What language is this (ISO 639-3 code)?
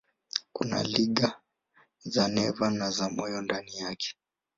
swa